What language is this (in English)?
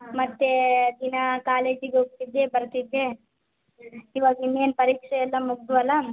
Kannada